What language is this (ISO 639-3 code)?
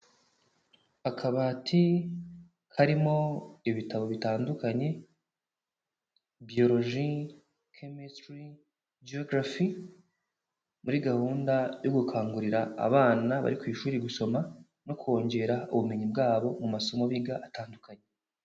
kin